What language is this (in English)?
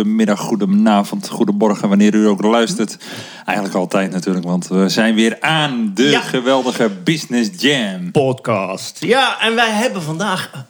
Dutch